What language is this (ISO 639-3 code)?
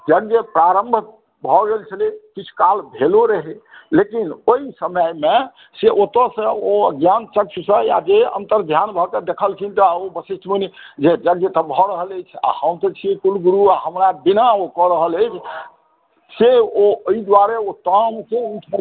mai